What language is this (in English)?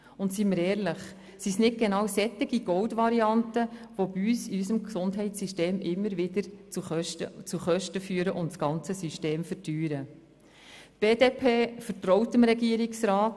Swiss German